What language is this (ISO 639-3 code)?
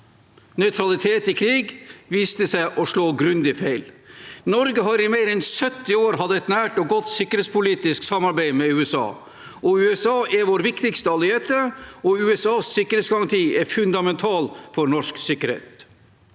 nor